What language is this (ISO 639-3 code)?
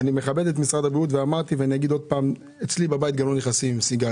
heb